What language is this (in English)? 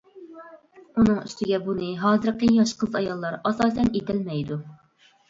Uyghur